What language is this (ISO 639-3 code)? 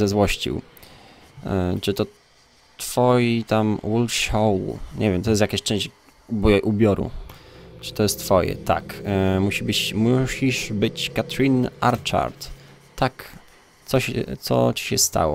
pol